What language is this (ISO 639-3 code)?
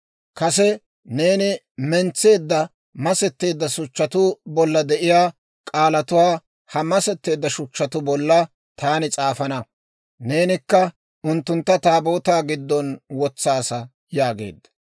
dwr